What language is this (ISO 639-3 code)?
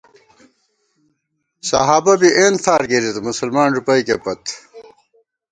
gwt